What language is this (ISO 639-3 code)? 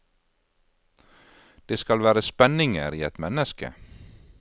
nor